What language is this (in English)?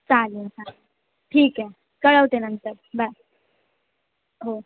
Marathi